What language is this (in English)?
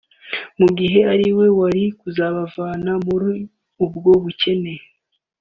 Kinyarwanda